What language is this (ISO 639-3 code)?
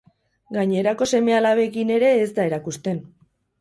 eus